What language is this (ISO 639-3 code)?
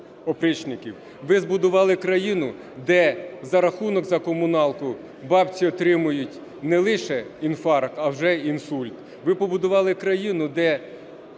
ukr